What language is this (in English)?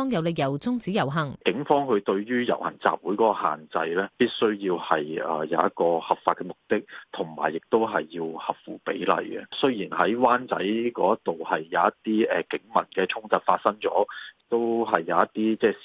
Chinese